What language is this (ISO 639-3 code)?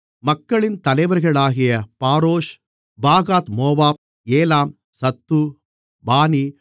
tam